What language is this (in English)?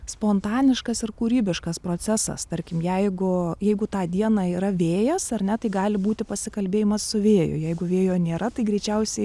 Lithuanian